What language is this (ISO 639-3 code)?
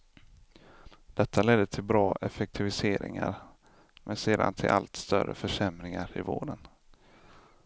swe